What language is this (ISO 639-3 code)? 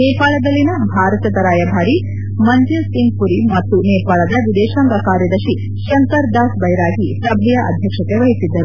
kan